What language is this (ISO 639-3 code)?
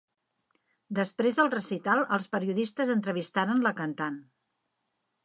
cat